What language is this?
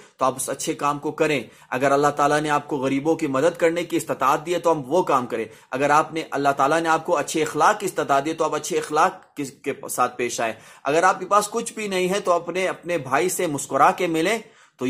Urdu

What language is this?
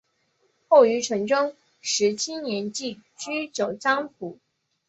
Chinese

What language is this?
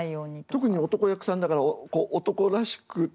Japanese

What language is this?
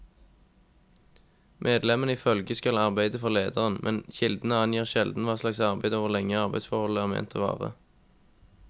Norwegian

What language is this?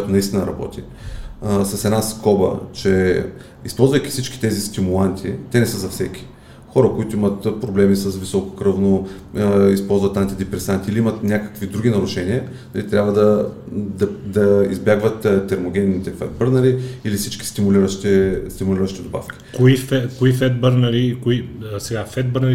Bulgarian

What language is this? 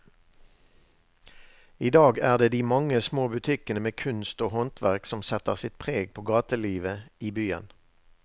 Norwegian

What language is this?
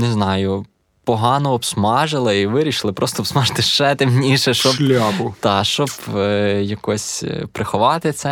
Ukrainian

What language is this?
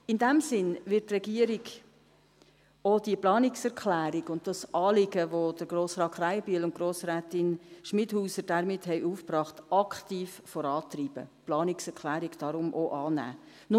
Swiss German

